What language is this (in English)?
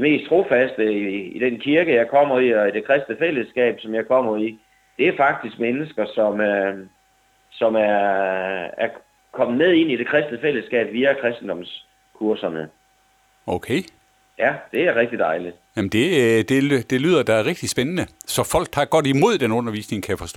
Danish